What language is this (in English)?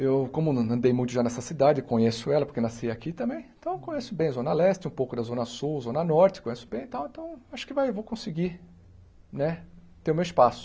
Portuguese